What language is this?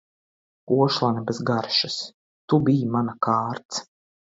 Latvian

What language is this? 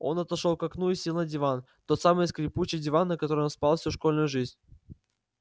Russian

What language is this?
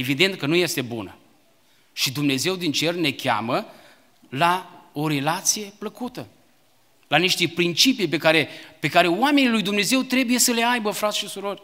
Romanian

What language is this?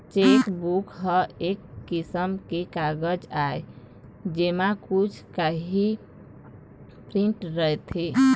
Chhattisgarhi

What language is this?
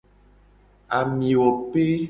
Gen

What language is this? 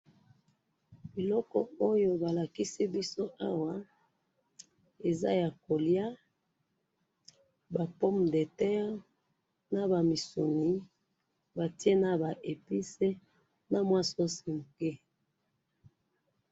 Lingala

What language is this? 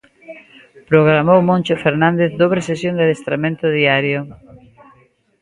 Galician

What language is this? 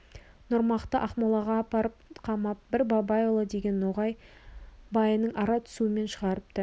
Kazakh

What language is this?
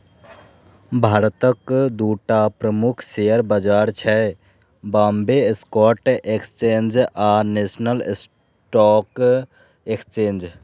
Maithili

